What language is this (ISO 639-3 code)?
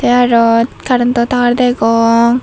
ccp